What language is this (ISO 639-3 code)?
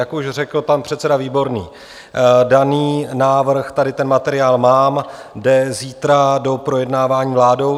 ces